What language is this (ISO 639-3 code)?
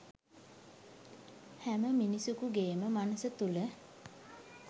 sin